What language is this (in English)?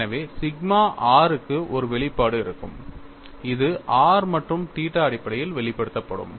Tamil